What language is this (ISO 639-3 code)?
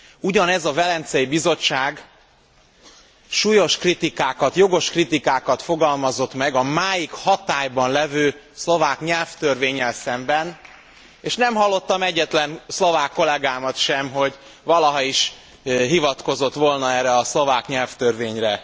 hun